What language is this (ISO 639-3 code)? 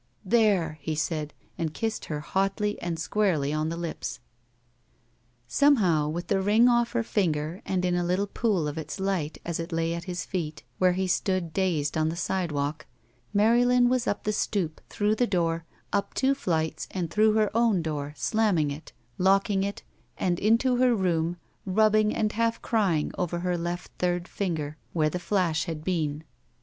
eng